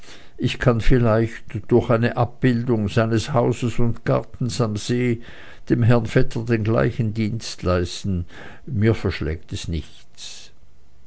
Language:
German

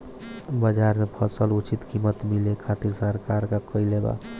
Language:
Bhojpuri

